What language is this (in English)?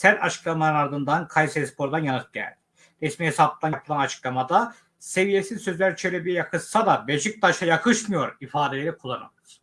Turkish